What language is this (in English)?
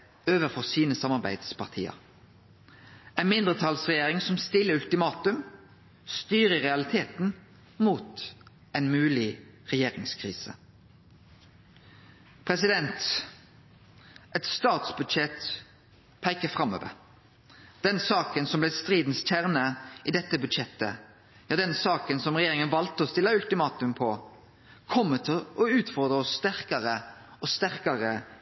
Norwegian Nynorsk